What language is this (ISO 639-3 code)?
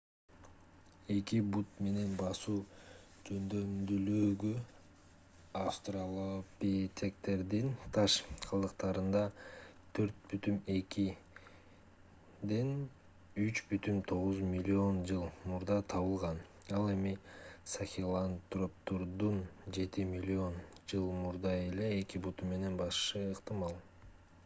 kir